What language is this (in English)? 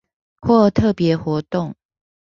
Chinese